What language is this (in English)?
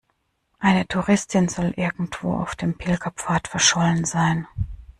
German